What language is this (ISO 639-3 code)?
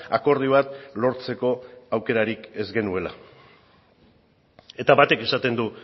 eus